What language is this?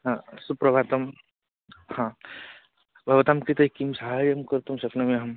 Sanskrit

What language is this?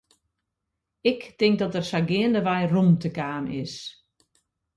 Western Frisian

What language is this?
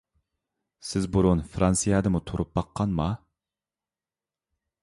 Uyghur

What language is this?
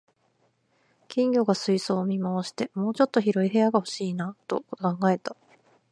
Japanese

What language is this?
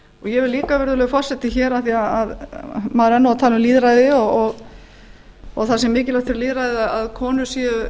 Icelandic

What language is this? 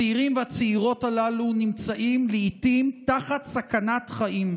Hebrew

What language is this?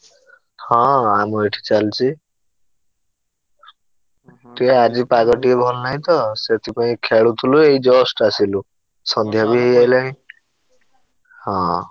Odia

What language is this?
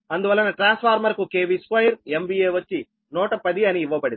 Telugu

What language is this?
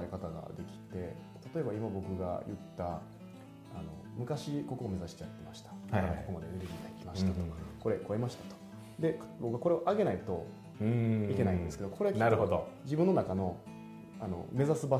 Japanese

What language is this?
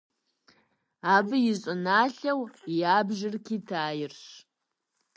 Kabardian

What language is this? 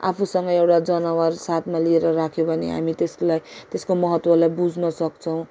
Nepali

